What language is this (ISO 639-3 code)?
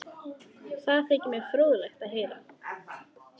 isl